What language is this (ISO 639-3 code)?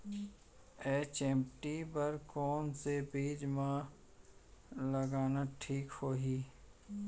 hne